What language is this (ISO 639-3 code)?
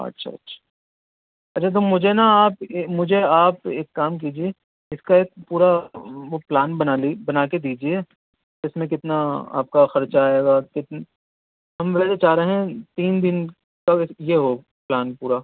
urd